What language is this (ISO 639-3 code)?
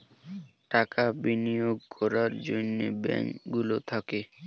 ben